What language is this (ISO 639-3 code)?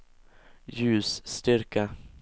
swe